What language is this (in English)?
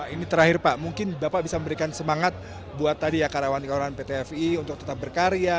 Indonesian